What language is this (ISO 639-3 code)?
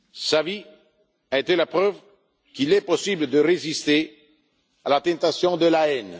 fra